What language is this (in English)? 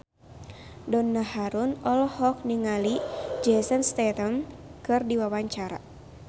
Sundanese